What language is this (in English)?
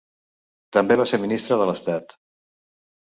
Catalan